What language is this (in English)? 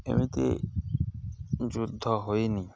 Odia